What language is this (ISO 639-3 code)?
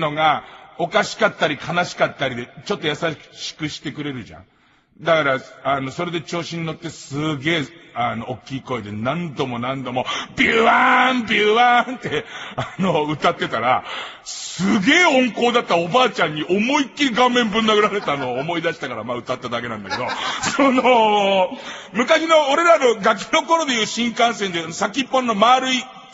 jpn